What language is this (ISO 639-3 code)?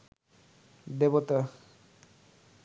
ben